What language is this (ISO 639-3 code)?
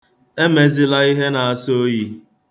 ibo